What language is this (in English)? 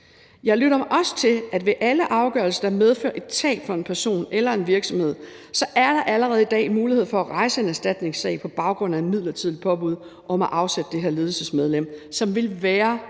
Danish